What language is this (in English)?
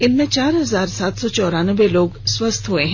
Hindi